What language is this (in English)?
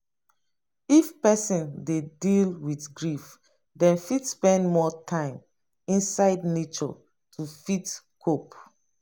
Nigerian Pidgin